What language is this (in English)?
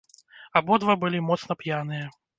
Belarusian